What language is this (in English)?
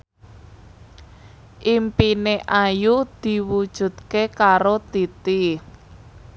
Javanese